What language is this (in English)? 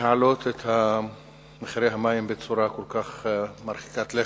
Hebrew